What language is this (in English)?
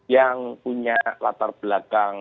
Indonesian